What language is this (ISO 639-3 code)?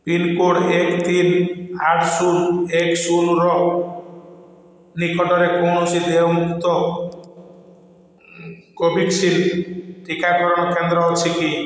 ori